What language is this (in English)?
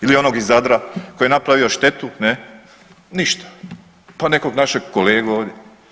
Croatian